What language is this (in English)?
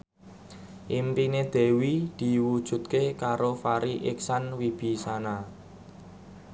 Javanese